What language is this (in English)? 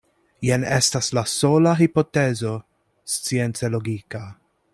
Esperanto